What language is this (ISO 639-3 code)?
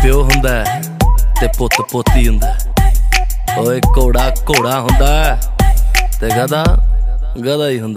tur